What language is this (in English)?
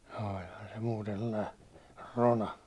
Finnish